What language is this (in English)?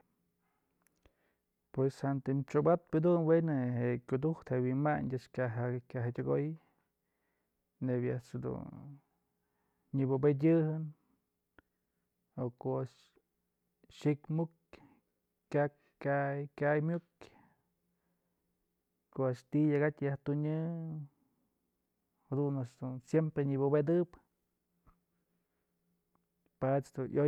Mazatlán Mixe